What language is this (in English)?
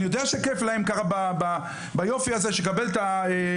Hebrew